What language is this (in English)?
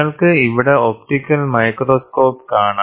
Malayalam